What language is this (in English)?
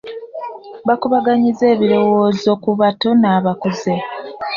Ganda